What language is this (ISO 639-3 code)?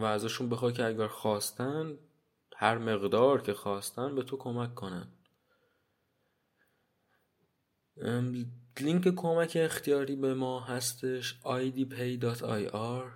fas